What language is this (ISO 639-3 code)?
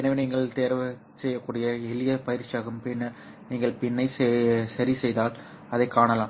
tam